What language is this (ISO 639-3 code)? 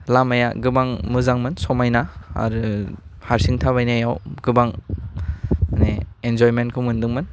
brx